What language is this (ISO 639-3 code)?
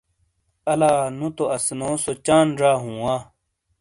scl